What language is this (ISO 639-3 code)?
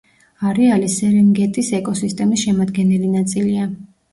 kat